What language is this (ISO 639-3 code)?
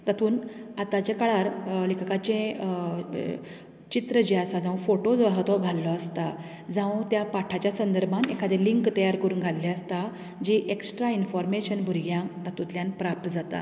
kok